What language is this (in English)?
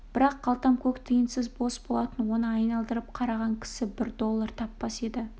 Kazakh